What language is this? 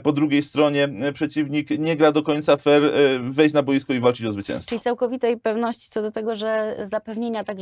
Polish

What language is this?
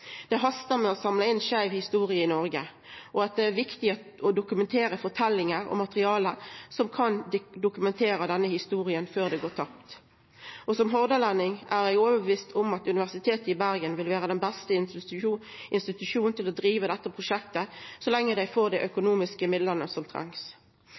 Norwegian Nynorsk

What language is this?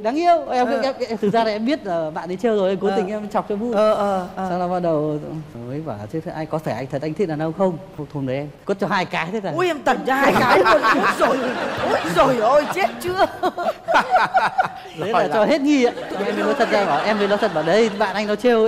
Vietnamese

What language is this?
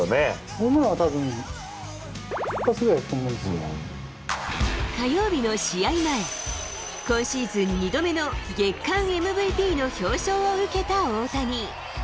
Japanese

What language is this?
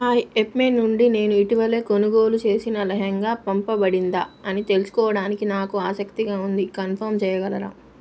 Telugu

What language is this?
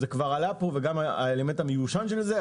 Hebrew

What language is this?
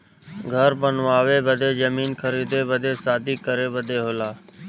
Bhojpuri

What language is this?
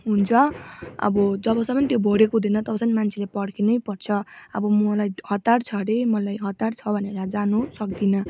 Nepali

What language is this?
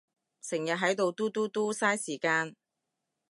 Cantonese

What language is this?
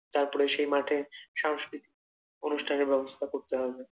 Bangla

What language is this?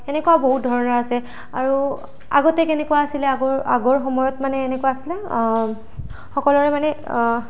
Assamese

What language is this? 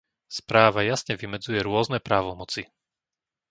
Slovak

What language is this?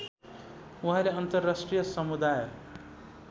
Nepali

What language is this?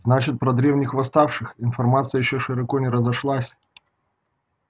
Russian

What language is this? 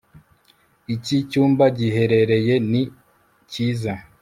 Kinyarwanda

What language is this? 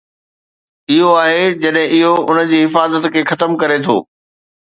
Sindhi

